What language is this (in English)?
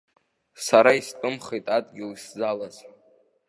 Abkhazian